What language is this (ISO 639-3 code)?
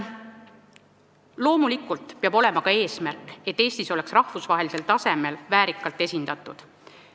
est